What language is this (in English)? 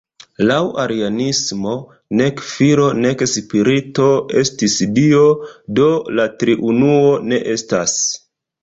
Esperanto